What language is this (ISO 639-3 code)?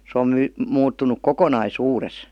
fin